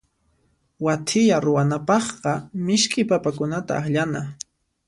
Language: Puno Quechua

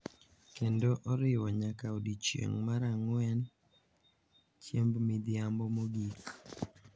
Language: Luo (Kenya and Tanzania)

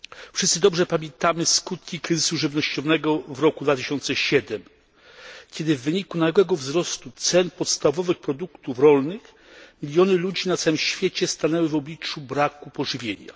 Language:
Polish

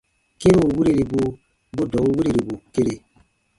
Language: Baatonum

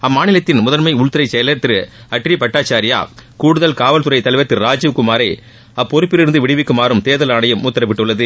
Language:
Tamil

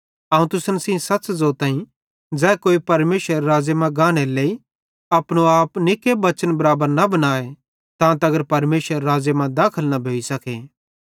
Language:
Bhadrawahi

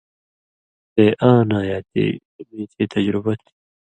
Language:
Indus Kohistani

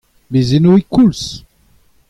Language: Breton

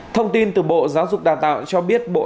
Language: Vietnamese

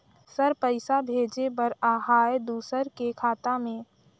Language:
Chhattisgarhi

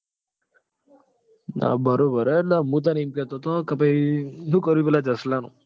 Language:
Gujarati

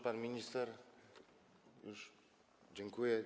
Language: Polish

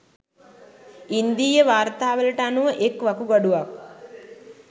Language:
Sinhala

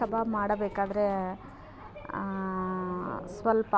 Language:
Kannada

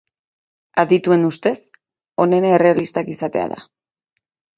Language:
Basque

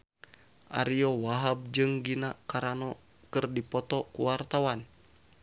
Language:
Sundanese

